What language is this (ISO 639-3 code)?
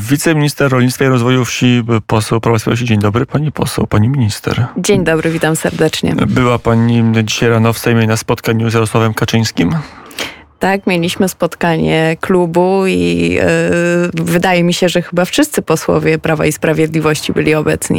pol